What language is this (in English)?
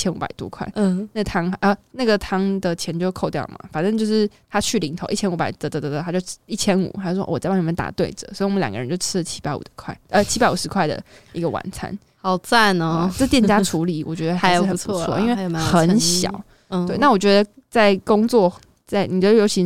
Chinese